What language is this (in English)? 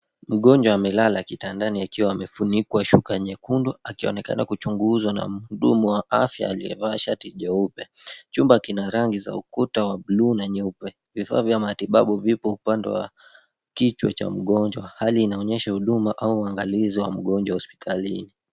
Swahili